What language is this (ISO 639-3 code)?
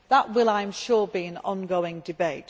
eng